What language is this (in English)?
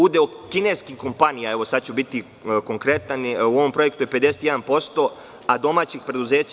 Serbian